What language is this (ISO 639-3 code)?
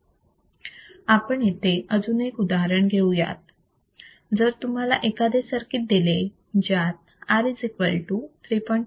mar